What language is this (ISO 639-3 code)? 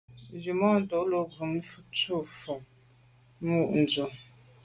byv